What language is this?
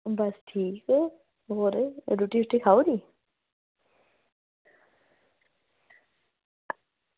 Dogri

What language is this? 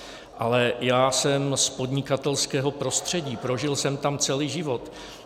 Czech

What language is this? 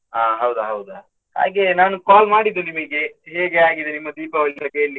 Kannada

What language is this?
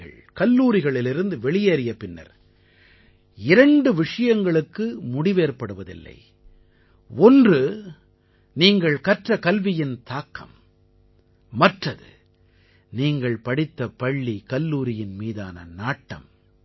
Tamil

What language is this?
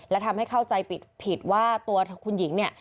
Thai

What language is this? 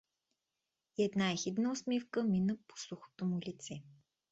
Bulgarian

